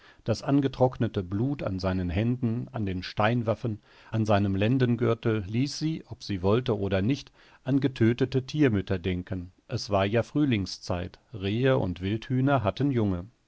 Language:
German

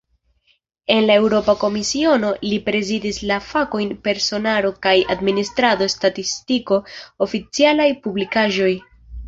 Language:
Esperanto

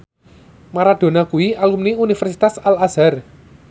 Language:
Javanese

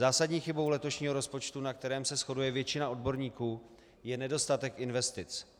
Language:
Czech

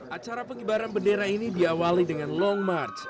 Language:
Indonesian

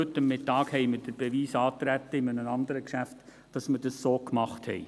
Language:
Swiss German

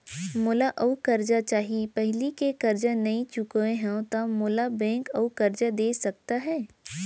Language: Chhattisgarhi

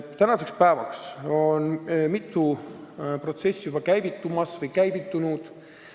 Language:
Estonian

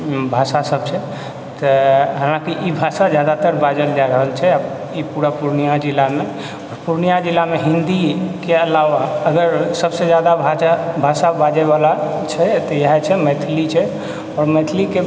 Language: Maithili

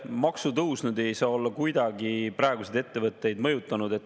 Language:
Estonian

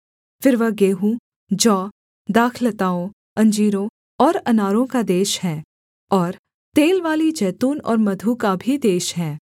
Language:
Hindi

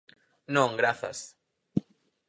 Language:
Galician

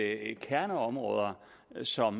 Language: Danish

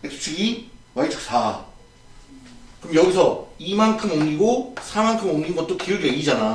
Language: Korean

